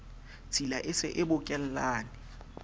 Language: Southern Sotho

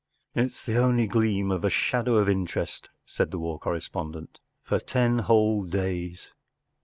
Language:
English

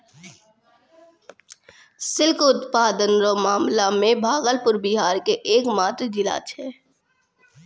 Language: Maithili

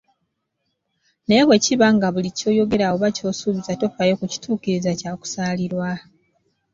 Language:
Ganda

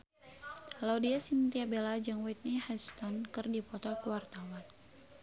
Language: Sundanese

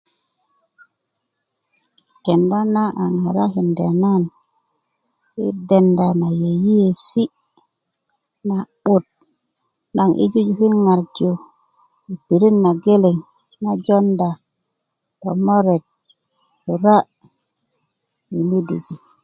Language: Kuku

